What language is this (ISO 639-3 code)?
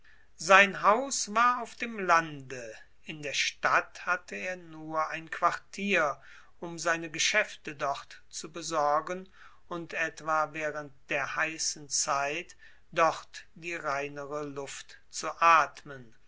deu